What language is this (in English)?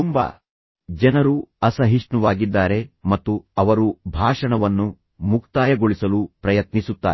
Kannada